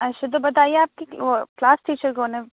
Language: Urdu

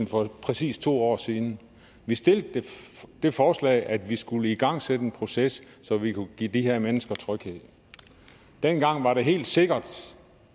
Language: Danish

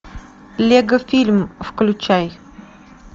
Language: Russian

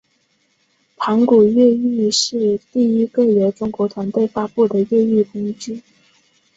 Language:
Chinese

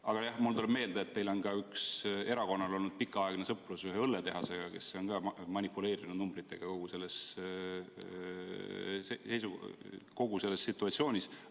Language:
Estonian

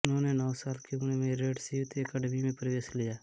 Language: Hindi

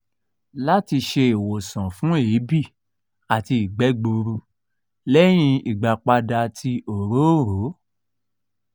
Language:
Yoruba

